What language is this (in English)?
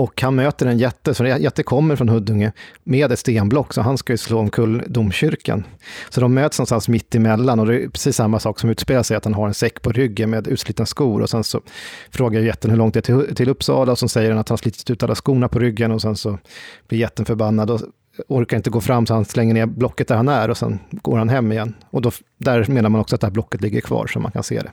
Swedish